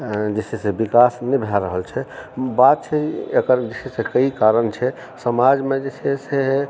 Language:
Maithili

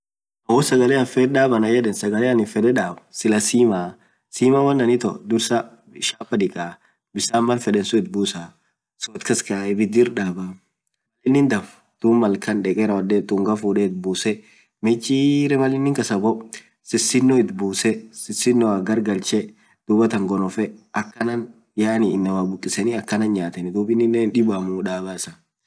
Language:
Orma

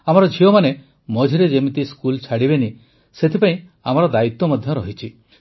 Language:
Odia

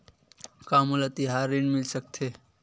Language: Chhattisgarhi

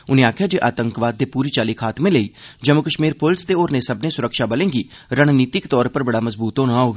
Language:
Dogri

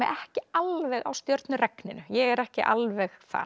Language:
Icelandic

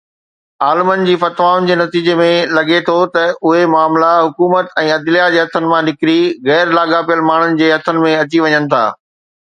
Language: Sindhi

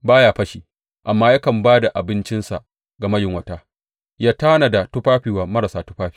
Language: Hausa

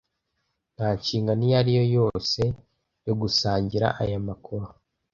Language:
Kinyarwanda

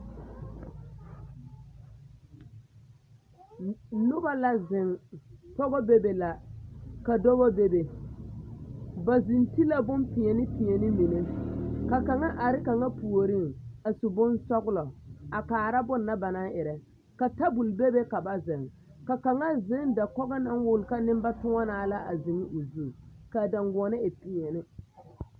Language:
Southern Dagaare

